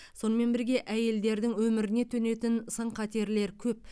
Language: Kazakh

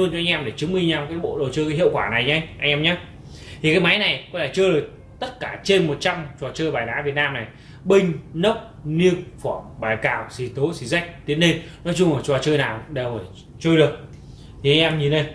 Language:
Vietnamese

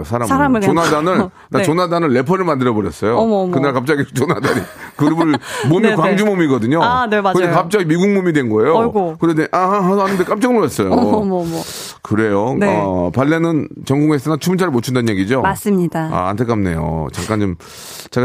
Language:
Korean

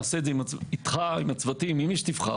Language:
Hebrew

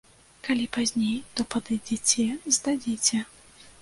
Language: Belarusian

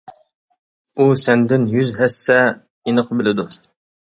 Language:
Uyghur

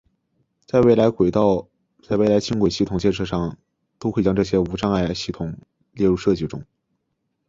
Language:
Chinese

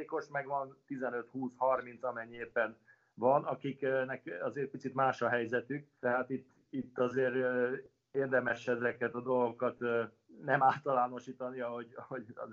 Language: Hungarian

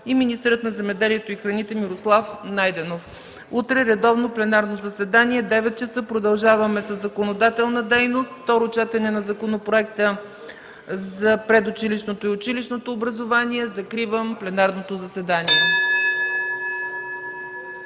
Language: Bulgarian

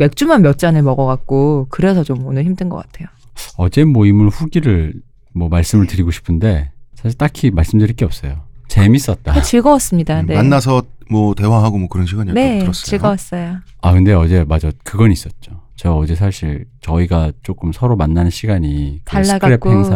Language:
Korean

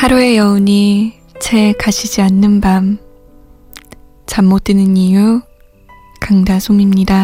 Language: Korean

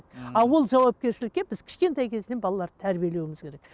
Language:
Kazakh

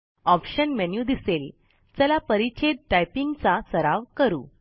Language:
Marathi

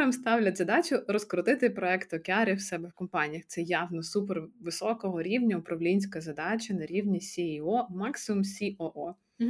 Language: Ukrainian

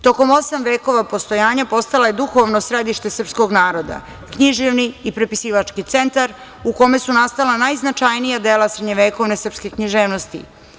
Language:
Serbian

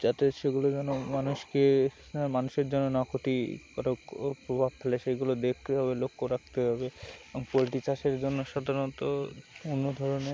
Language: Bangla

